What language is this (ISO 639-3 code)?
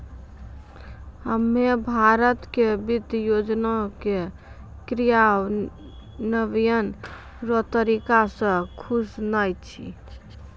mai